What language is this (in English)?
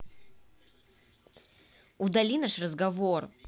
Russian